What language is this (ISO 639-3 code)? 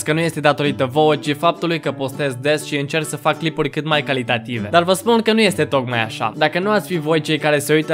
ron